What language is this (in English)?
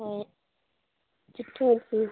Konkani